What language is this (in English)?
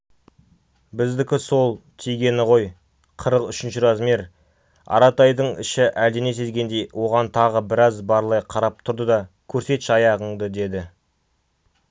Kazakh